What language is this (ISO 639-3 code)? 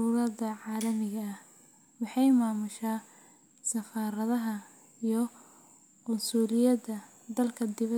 som